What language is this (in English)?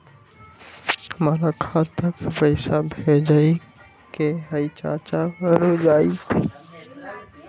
Magahi